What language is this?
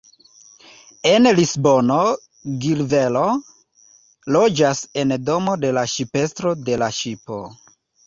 Esperanto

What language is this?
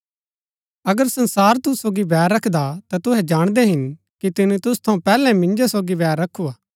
Gaddi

